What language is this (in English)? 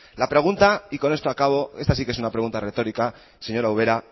Spanish